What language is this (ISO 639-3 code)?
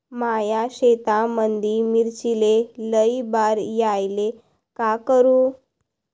mar